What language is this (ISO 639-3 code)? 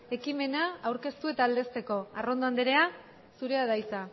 eus